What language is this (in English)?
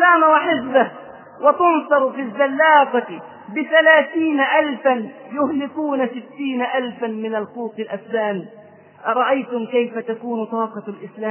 Arabic